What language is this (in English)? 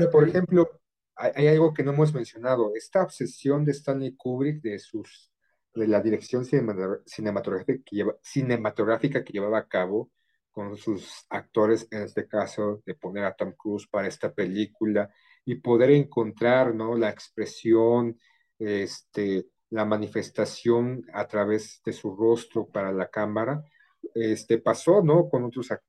Spanish